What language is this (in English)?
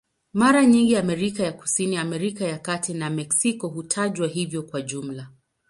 Swahili